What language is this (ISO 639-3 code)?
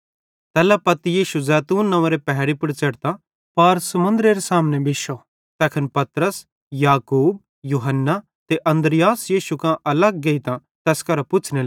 bhd